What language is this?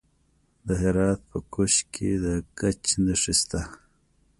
Pashto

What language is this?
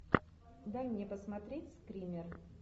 Russian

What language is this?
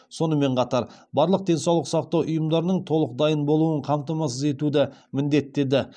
Kazakh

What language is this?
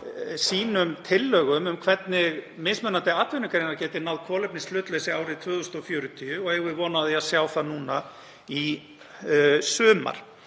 Icelandic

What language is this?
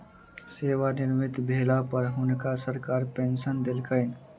Maithili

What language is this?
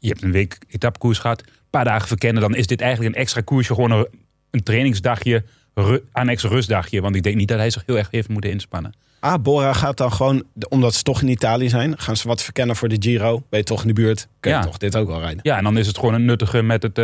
Dutch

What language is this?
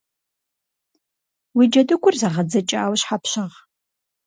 Kabardian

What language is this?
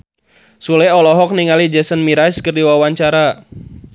Sundanese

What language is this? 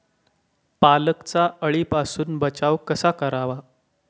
Marathi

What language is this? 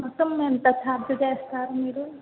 Telugu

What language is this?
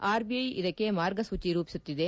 Kannada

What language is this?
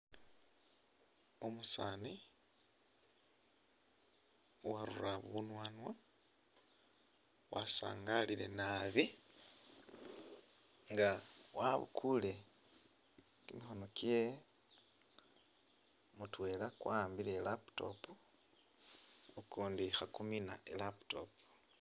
Masaaba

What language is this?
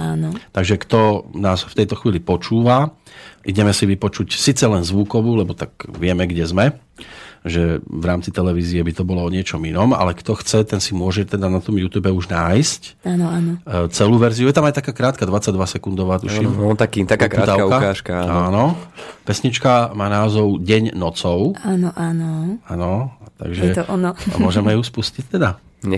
Slovak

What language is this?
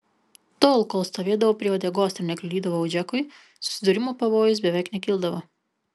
Lithuanian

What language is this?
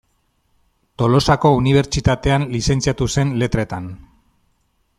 Basque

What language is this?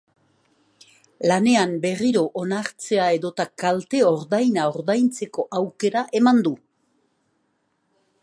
Basque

